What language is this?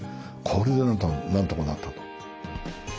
Japanese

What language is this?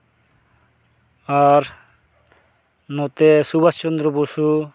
Santali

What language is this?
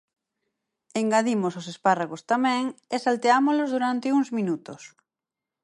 Galician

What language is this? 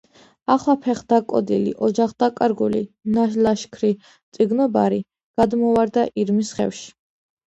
Georgian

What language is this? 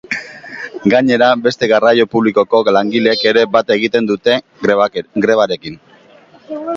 Basque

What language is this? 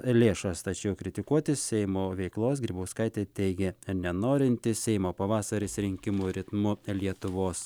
Lithuanian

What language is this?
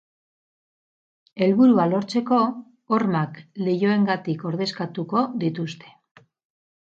Basque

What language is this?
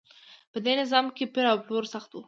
Pashto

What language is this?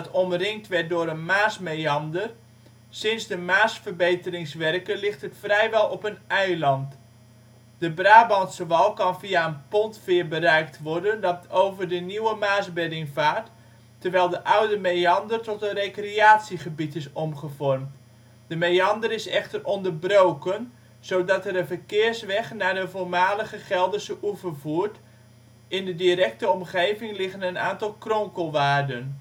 Dutch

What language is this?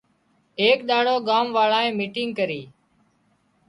Wadiyara Koli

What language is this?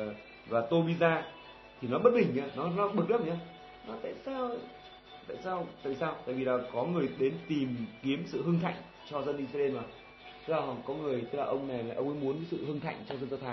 Vietnamese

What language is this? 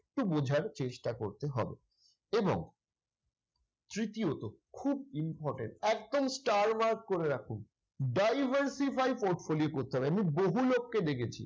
Bangla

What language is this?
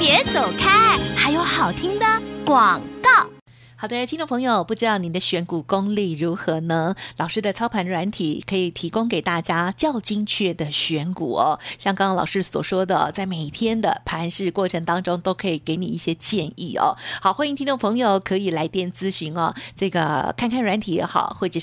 Chinese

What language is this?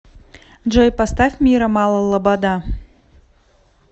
Russian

